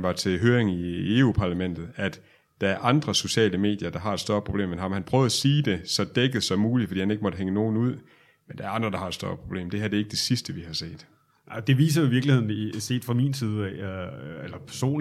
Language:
Danish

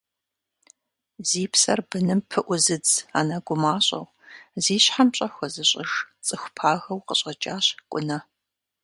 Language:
Kabardian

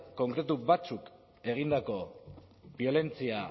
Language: Basque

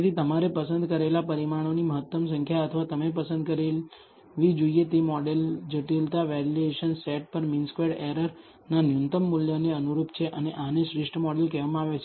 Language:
Gujarati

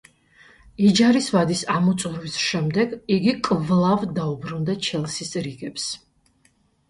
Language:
Georgian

